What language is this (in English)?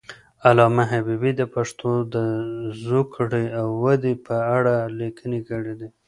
Pashto